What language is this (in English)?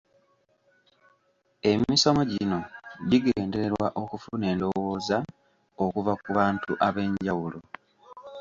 Ganda